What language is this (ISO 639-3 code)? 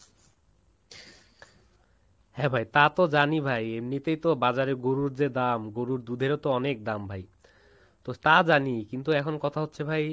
ben